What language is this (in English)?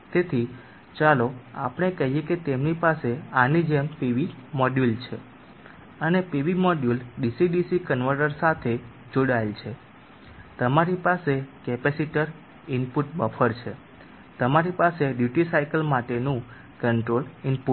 Gujarati